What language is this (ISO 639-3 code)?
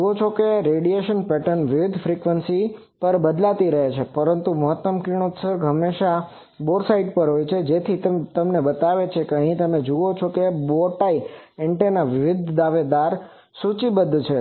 guj